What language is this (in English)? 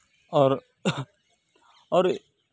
Urdu